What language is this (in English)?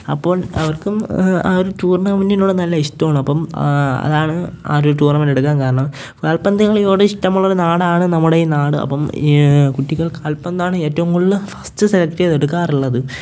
Malayalam